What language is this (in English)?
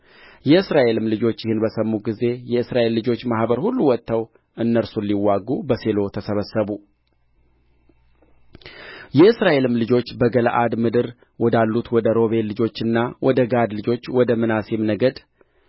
Amharic